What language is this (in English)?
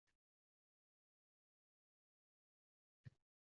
Uzbek